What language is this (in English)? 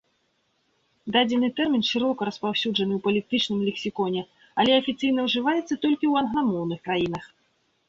Belarusian